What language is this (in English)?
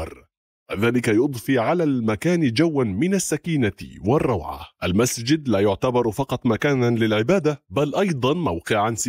Arabic